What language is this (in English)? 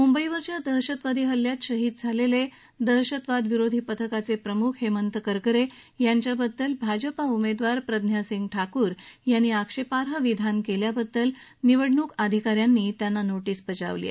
Marathi